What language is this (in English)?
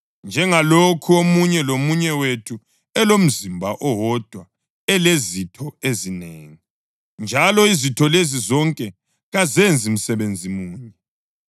North Ndebele